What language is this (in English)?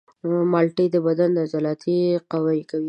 Pashto